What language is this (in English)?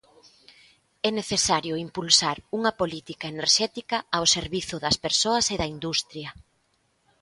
Galician